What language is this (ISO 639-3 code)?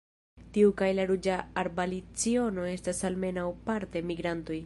epo